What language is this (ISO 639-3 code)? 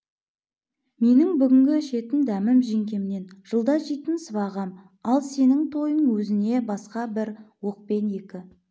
kaz